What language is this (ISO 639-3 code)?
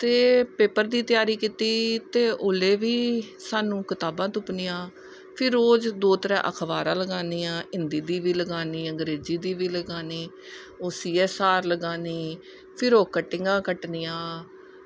doi